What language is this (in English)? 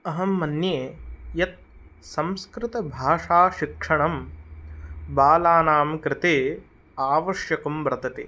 Sanskrit